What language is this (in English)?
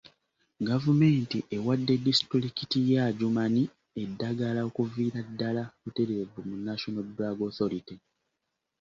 Ganda